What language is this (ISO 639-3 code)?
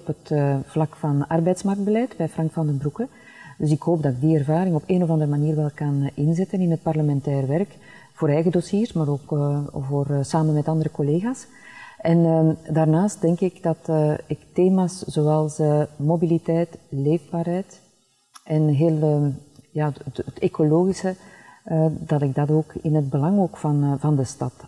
nld